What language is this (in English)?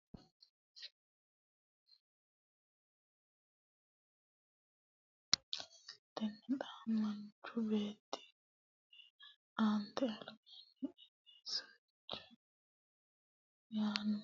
Sidamo